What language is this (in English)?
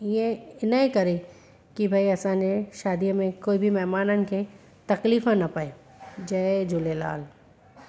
Sindhi